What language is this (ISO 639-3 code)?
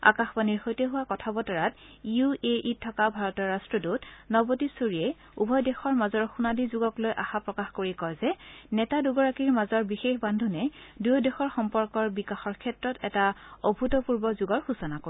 asm